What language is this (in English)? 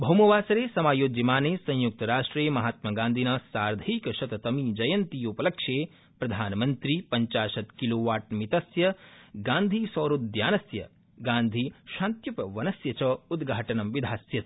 Sanskrit